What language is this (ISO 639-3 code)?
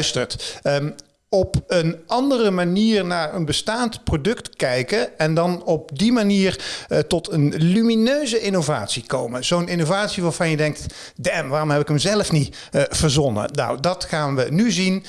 nld